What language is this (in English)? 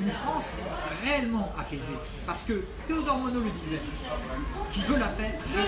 French